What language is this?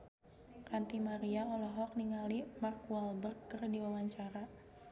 Sundanese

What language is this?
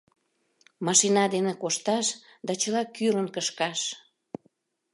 Mari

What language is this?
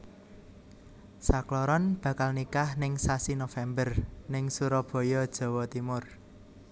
Javanese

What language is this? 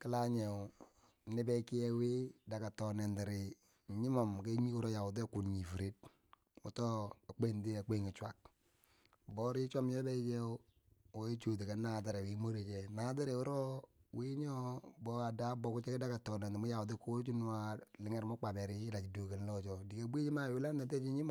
Bangwinji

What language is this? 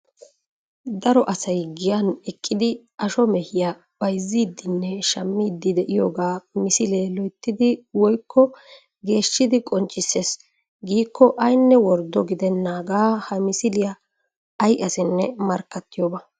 Wolaytta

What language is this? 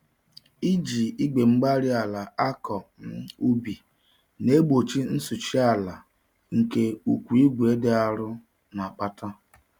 Igbo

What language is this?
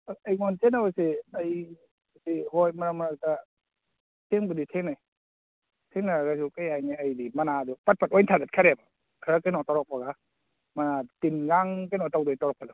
Manipuri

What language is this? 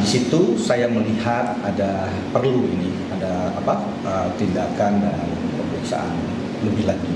Indonesian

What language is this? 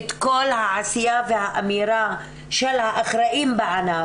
Hebrew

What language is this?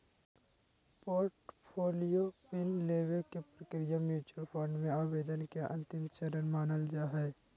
Magahi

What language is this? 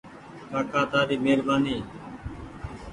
Goaria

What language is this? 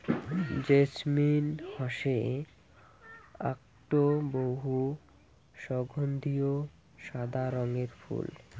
Bangla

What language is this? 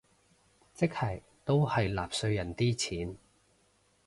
Cantonese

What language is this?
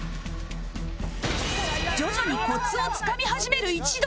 Japanese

